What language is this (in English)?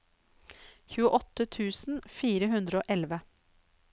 Norwegian